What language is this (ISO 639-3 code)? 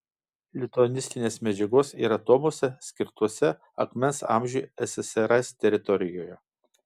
lit